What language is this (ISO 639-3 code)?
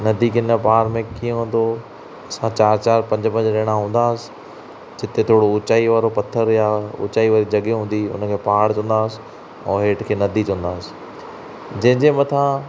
snd